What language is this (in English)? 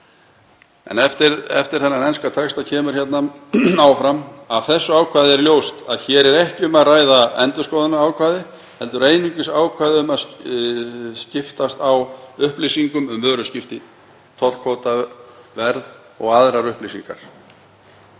Icelandic